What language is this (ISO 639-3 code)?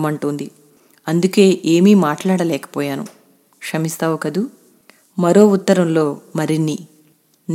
tel